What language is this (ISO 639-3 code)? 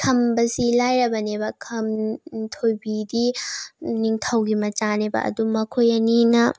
mni